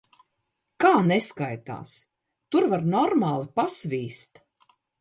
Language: Latvian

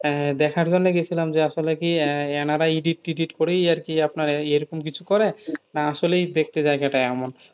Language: Bangla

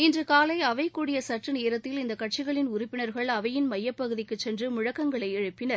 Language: Tamil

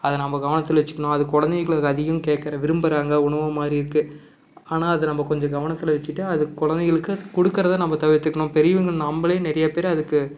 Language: Tamil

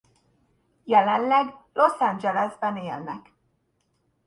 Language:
Hungarian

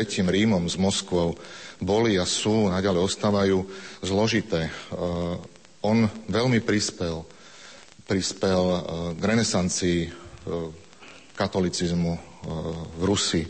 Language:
Slovak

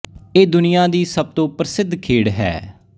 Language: Punjabi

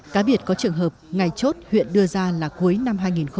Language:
Vietnamese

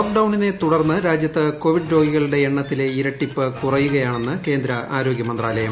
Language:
Malayalam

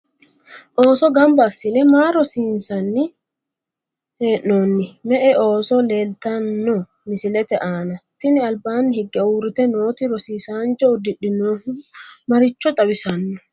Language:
Sidamo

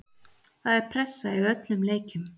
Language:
Icelandic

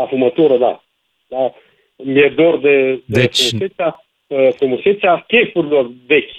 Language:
Romanian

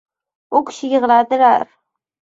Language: Uzbek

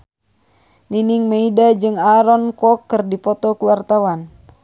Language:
Sundanese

